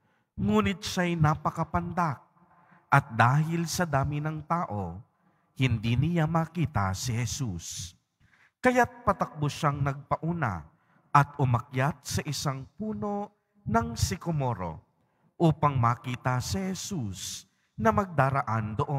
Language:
Filipino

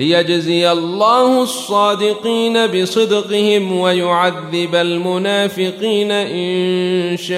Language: Arabic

